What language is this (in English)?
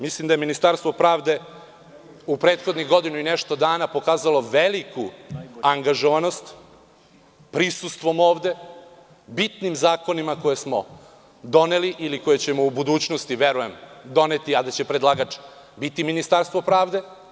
Serbian